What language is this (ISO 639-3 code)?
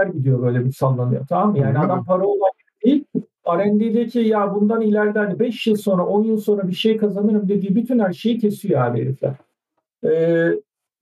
tur